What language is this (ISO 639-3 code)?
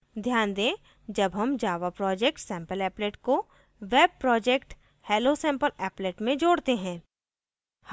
hin